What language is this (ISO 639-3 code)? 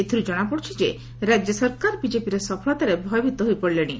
ori